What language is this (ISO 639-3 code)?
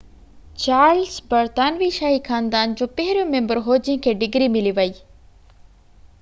snd